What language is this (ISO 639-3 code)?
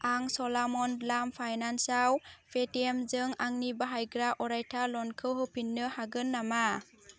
brx